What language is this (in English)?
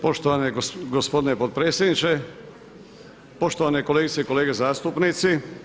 Croatian